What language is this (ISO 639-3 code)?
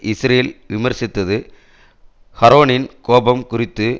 tam